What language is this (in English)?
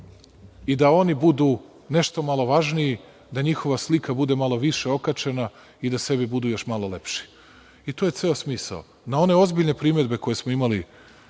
Serbian